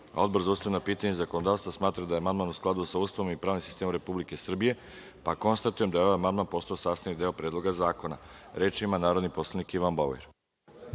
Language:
Serbian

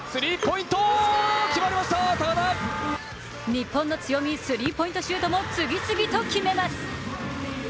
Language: Japanese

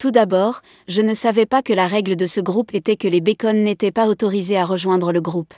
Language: French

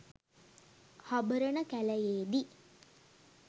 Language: Sinhala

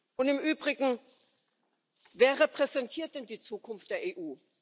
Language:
German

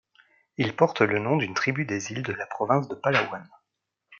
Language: French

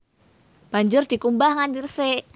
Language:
Javanese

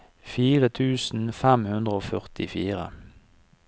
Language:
Norwegian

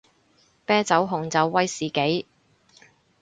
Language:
Cantonese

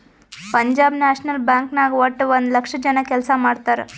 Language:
Kannada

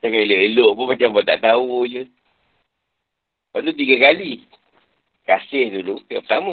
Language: Malay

